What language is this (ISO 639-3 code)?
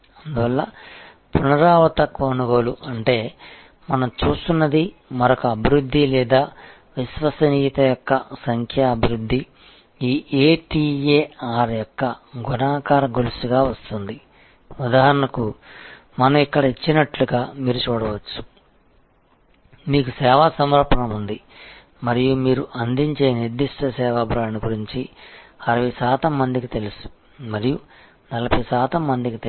tel